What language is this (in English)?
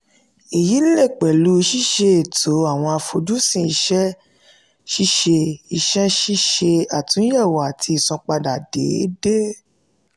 Yoruba